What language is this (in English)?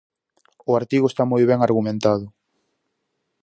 Galician